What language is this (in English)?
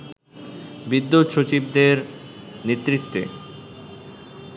Bangla